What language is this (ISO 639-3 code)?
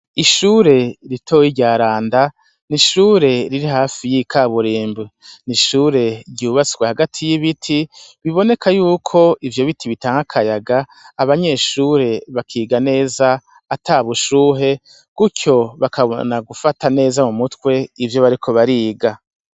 run